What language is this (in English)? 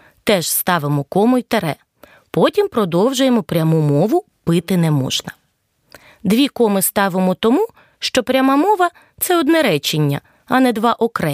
Ukrainian